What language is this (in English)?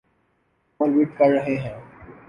Urdu